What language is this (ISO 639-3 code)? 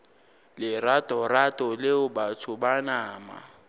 nso